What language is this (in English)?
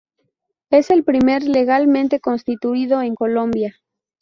Spanish